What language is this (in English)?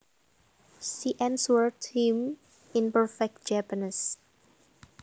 Javanese